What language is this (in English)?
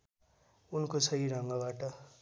Nepali